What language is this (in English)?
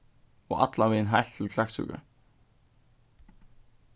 Faroese